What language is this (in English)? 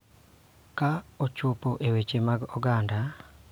Luo (Kenya and Tanzania)